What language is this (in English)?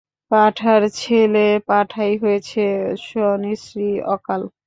Bangla